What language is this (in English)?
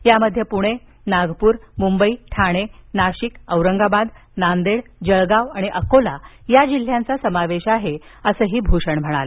Marathi